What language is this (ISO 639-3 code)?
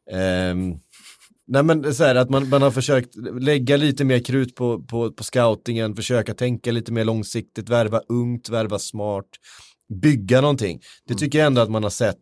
swe